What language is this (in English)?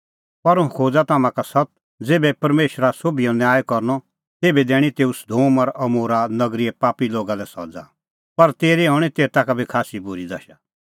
Kullu Pahari